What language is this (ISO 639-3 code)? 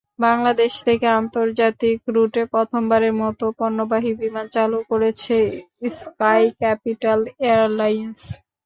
ben